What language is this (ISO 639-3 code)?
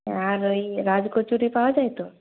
ben